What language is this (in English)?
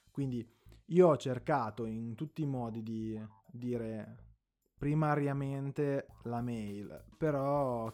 Italian